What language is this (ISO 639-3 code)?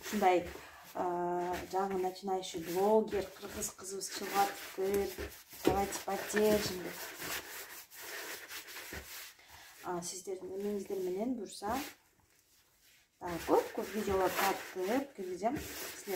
tur